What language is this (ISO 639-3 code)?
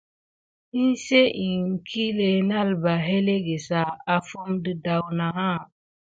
gid